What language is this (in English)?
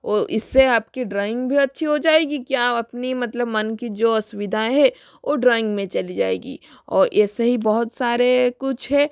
Hindi